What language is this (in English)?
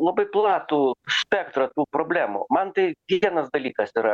Lithuanian